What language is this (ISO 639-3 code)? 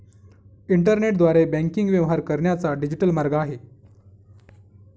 mar